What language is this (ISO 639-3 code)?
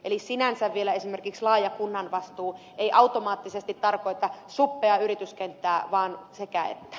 fin